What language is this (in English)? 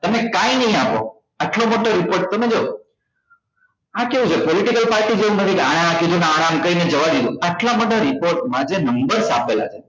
Gujarati